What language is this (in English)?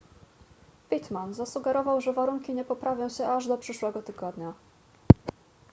Polish